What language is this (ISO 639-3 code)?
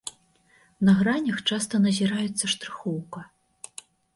bel